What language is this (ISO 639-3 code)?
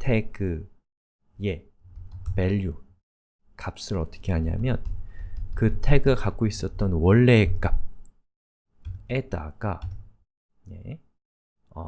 kor